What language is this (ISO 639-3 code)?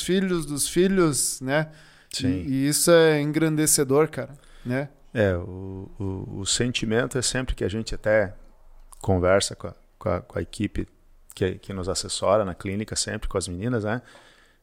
por